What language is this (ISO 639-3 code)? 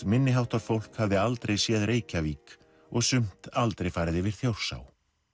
isl